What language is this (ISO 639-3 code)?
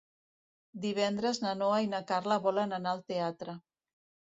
cat